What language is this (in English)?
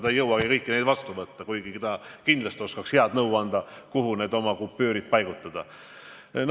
Estonian